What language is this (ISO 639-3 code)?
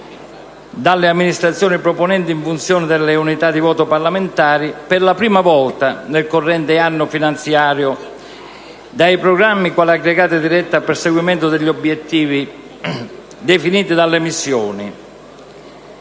ita